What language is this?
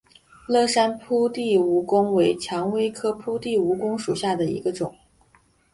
Chinese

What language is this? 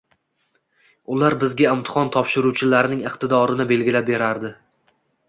Uzbek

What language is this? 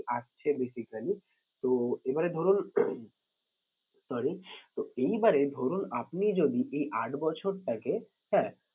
Bangla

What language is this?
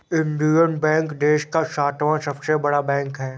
Hindi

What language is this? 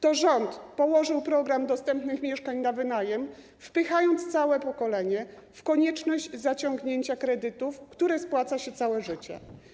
Polish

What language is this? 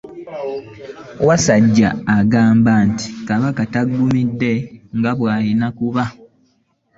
Ganda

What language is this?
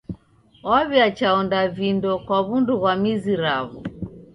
Taita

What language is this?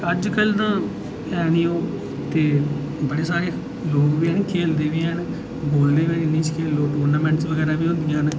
Dogri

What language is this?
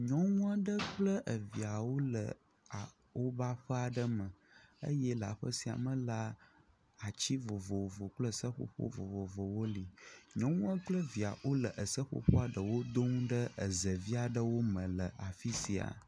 Ewe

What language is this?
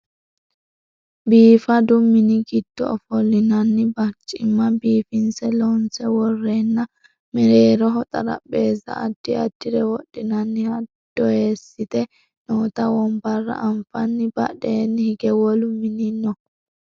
Sidamo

